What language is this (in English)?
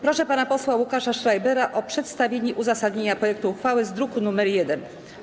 Polish